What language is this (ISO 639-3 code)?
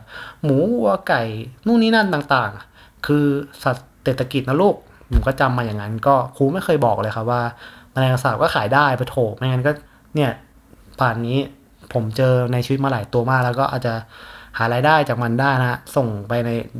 tha